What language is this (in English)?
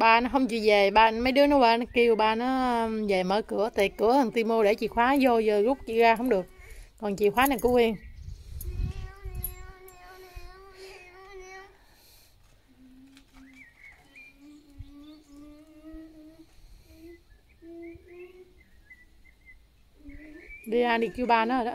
Vietnamese